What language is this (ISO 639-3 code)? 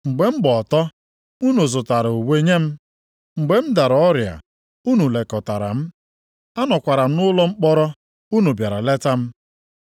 ibo